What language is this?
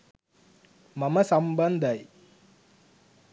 Sinhala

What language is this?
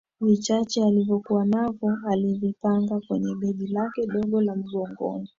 Swahili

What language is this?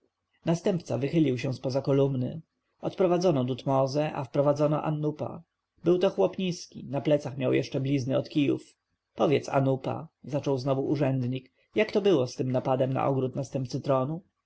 Polish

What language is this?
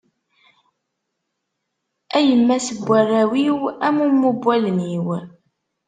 Kabyle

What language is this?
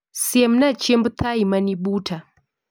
Luo (Kenya and Tanzania)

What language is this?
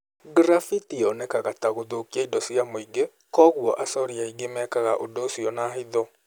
Kikuyu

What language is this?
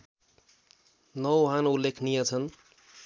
Nepali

